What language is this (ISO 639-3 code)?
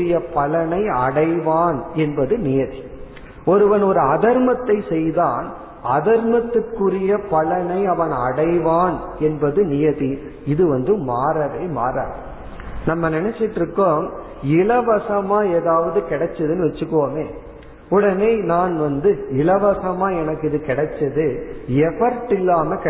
tam